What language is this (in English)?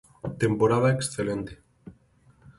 Galician